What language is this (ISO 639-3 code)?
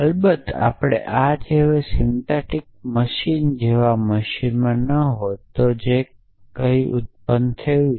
guj